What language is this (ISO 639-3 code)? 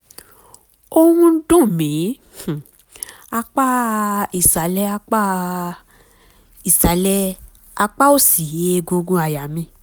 yor